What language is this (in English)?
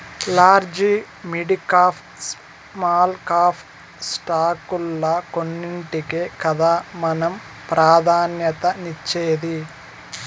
Telugu